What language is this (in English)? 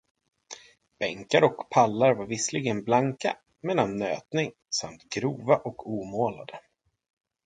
Swedish